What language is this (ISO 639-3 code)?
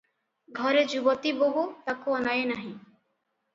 ori